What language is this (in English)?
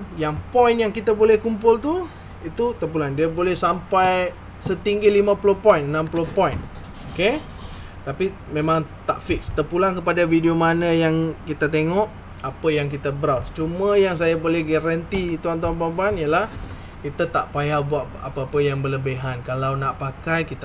Malay